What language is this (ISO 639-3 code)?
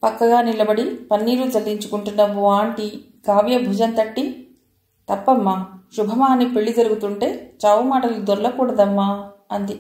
tel